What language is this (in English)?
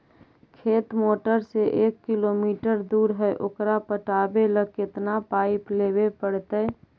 Magahi